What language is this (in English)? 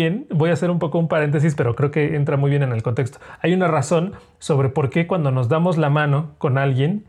Spanish